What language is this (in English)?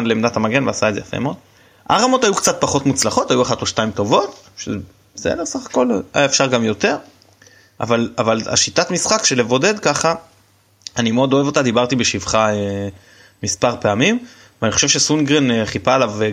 Hebrew